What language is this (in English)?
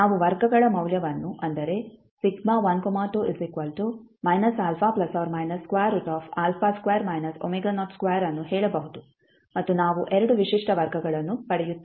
Kannada